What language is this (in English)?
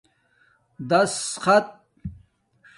Domaaki